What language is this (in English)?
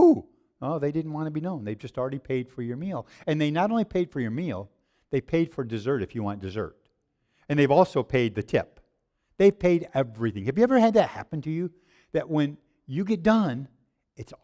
English